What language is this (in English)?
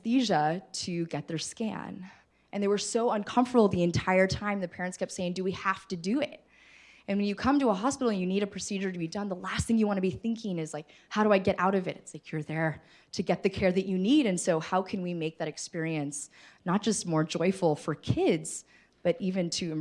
English